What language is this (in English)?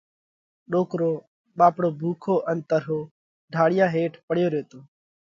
Parkari Koli